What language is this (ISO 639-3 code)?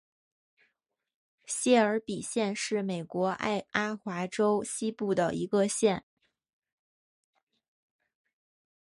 zho